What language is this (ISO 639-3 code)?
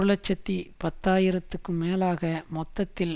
tam